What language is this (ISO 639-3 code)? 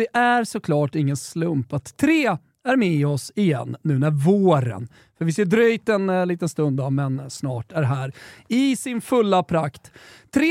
swe